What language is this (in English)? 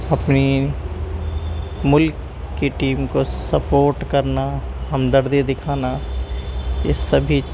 Urdu